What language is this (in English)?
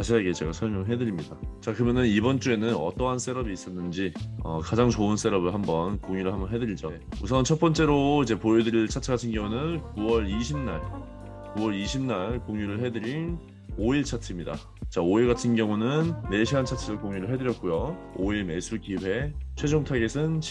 Korean